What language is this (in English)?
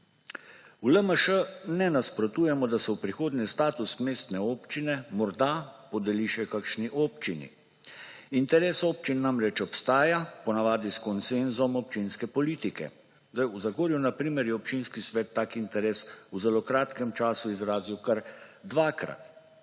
Slovenian